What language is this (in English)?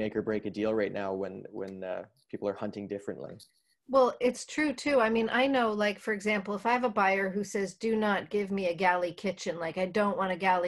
English